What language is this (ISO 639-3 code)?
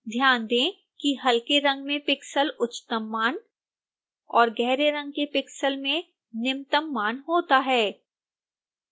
hin